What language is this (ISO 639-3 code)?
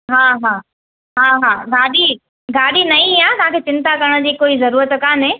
snd